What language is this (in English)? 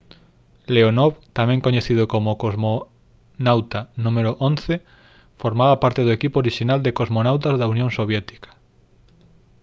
Galician